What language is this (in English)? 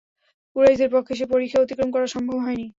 Bangla